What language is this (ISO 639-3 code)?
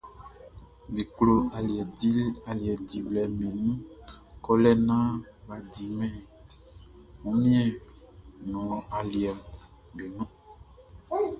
bci